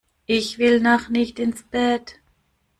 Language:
German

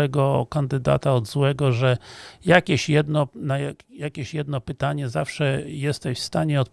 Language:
Polish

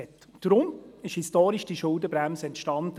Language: Swiss German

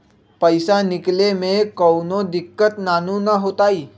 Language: Magahi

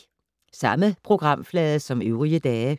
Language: Danish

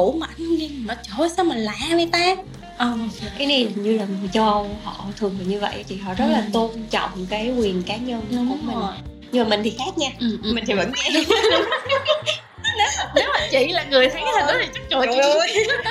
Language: Vietnamese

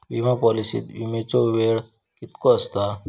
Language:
Marathi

